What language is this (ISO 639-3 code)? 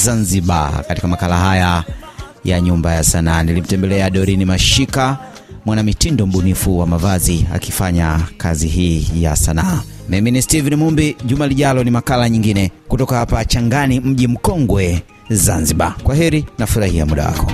swa